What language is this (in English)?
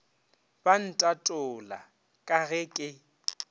Northern Sotho